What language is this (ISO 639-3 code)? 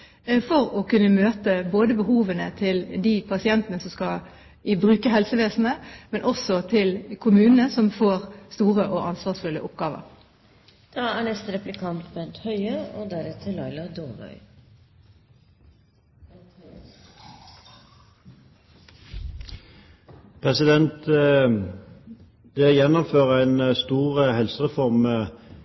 nob